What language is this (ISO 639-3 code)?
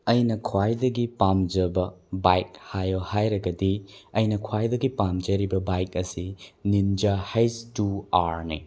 mni